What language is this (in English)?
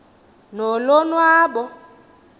Xhosa